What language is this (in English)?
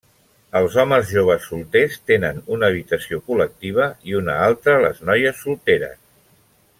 Catalan